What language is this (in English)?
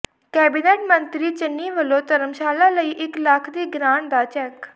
Punjabi